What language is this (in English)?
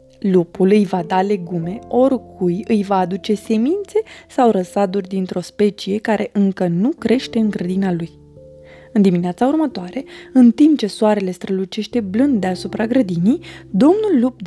Romanian